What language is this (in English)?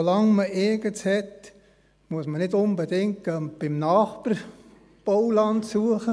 Swiss German